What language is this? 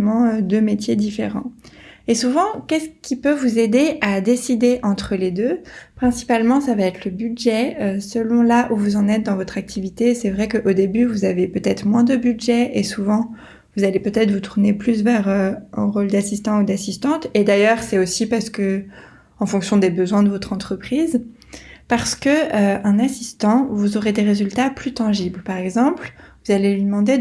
French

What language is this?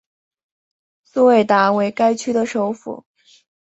Chinese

